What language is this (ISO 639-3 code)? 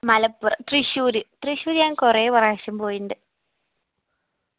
mal